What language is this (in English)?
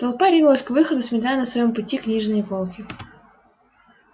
Russian